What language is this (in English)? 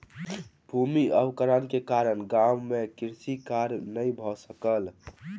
Maithili